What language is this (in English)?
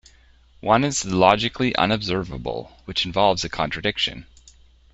English